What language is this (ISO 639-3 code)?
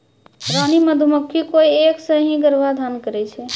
mai